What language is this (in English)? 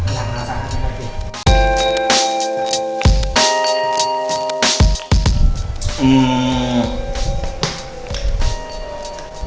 Thai